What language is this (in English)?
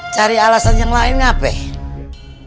Indonesian